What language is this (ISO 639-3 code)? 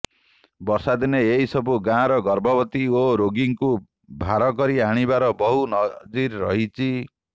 ori